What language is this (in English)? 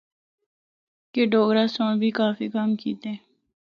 Northern Hindko